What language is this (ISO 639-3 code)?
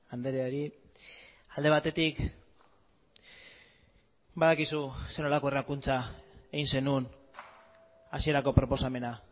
eus